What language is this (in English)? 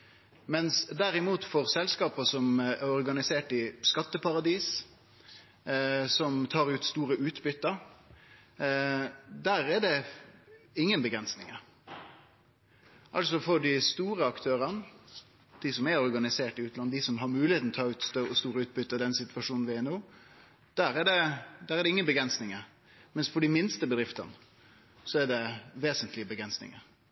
Norwegian Nynorsk